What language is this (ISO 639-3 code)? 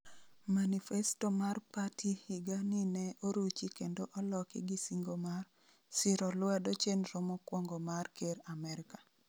luo